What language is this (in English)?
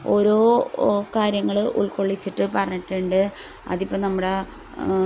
Malayalam